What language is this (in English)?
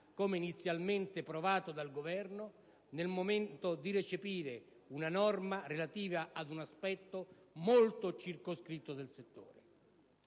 Italian